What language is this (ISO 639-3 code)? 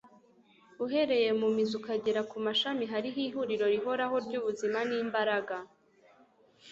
kin